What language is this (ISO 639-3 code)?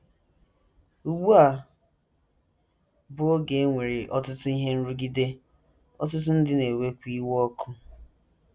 ibo